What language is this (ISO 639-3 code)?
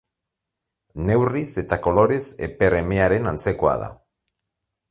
eus